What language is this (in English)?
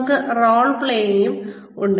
Malayalam